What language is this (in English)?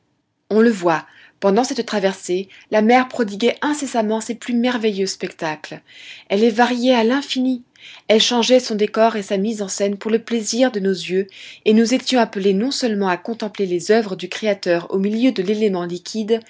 French